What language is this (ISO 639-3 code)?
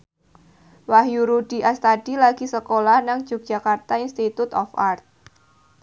jav